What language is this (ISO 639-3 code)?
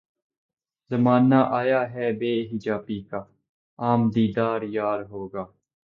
urd